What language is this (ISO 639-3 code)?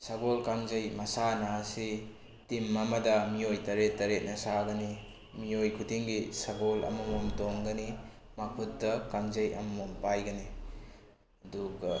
mni